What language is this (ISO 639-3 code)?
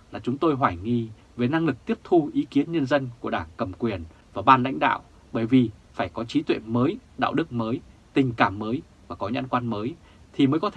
vie